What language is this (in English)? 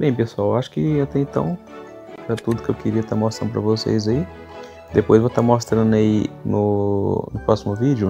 Portuguese